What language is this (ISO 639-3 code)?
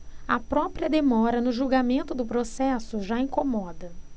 por